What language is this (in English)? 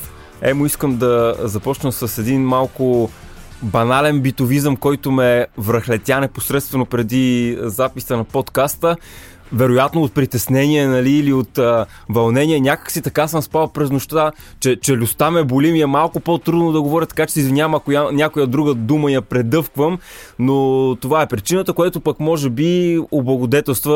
Bulgarian